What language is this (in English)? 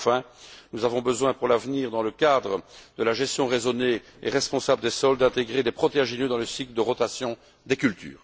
French